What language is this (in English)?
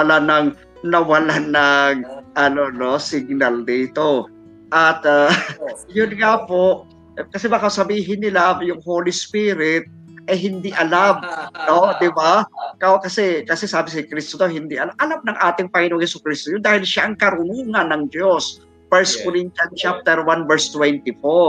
Filipino